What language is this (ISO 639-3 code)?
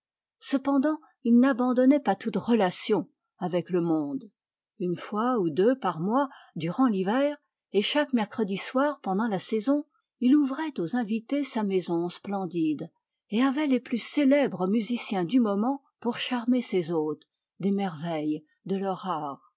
fra